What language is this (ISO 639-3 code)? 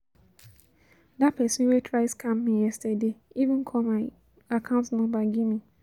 pcm